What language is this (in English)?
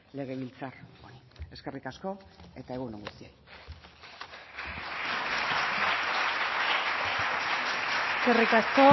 Basque